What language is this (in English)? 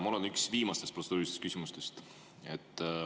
Estonian